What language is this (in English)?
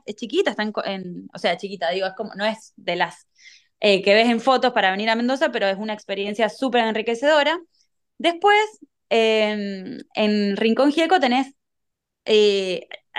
Spanish